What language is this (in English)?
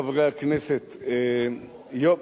Hebrew